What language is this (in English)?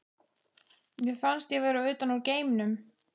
Icelandic